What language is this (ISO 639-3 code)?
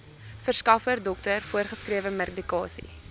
afr